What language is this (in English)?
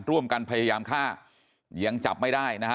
Thai